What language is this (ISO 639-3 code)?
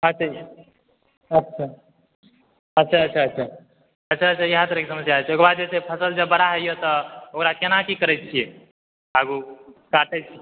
mai